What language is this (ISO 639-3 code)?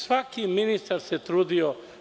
srp